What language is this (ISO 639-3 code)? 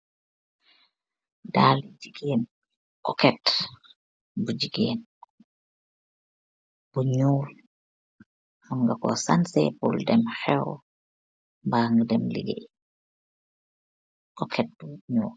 wol